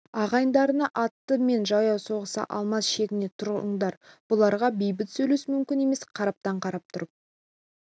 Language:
Kazakh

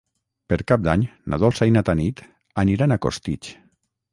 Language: Catalan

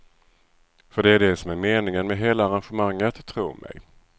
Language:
Swedish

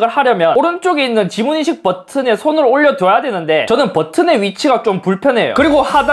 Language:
Korean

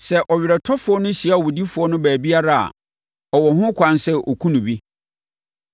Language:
Akan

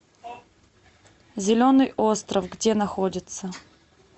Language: Russian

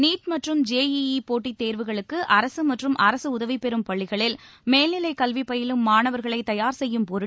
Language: Tamil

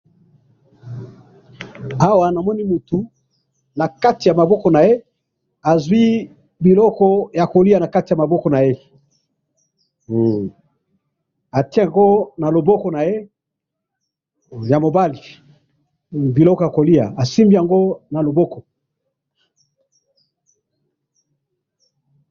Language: Lingala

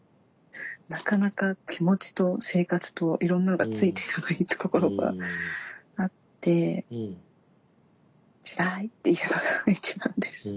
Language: Japanese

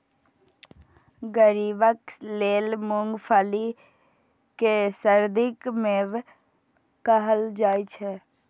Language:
Maithili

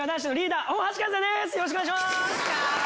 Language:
Japanese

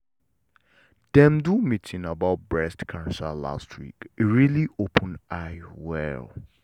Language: Nigerian Pidgin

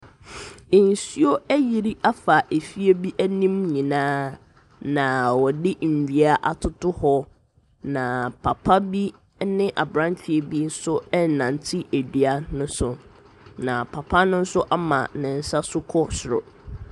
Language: Akan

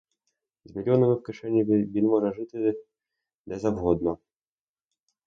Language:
Ukrainian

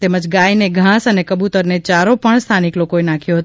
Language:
Gujarati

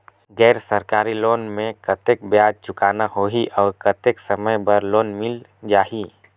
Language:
Chhattisgarhi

